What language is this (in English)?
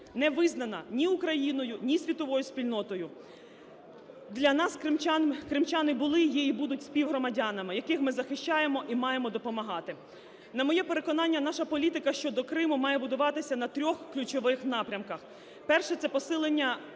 Ukrainian